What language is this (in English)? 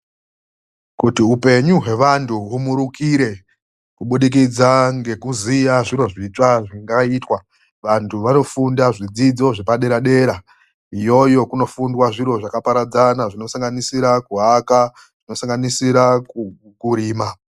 Ndau